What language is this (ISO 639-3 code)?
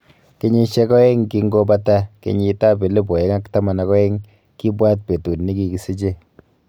kln